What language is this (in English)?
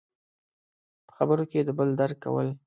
Pashto